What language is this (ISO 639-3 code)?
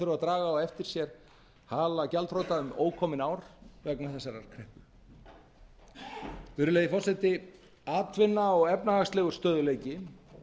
isl